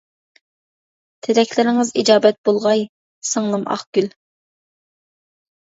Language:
Uyghur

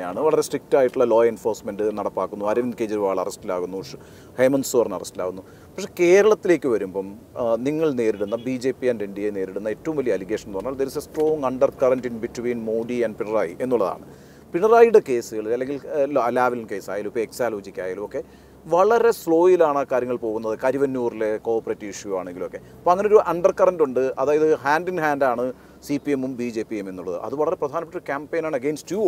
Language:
Malayalam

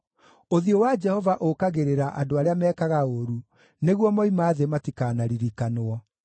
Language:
Kikuyu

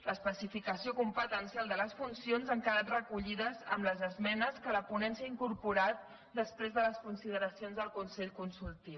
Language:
Catalan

